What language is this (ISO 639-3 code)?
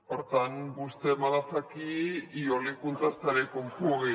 cat